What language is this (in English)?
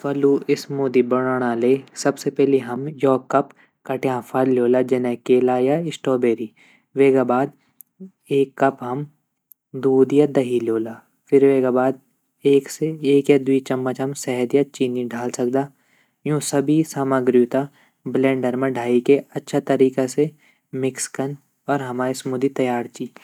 Garhwali